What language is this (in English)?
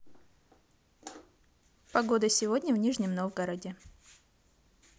Russian